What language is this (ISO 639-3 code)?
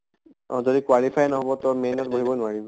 asm